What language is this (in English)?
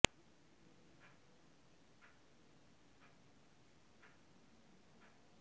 Bangla